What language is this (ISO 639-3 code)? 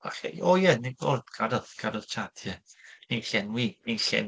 cym